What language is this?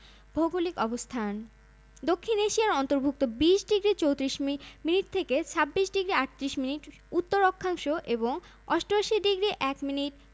Bangla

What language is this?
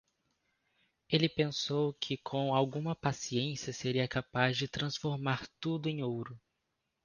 Portuguese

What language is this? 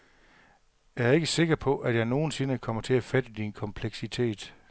Danish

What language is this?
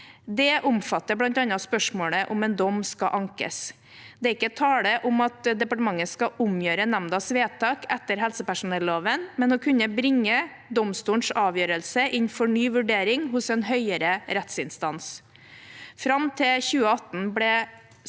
Norwegian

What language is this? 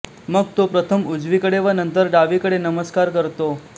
Marathi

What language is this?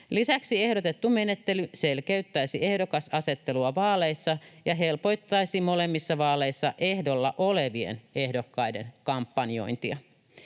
Finnish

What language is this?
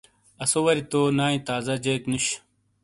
Shina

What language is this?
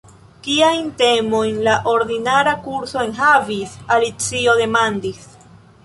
Esperanto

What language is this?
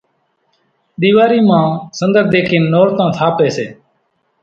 Kachi Koli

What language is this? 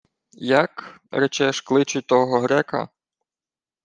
Ukrainian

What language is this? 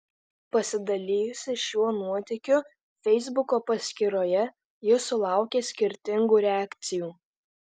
Lithuanian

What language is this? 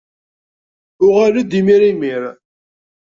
Kabyle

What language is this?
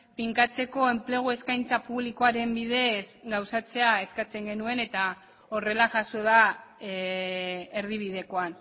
Basque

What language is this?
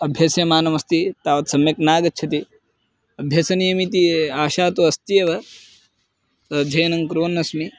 Sanskrit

